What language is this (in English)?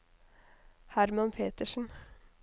Norwegian